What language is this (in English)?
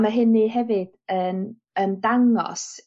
Welsh